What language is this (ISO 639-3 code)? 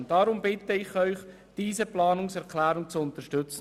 gsw